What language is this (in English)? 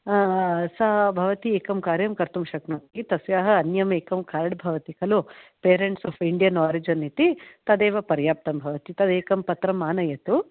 Sanskrit